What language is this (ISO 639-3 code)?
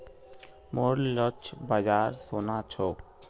mag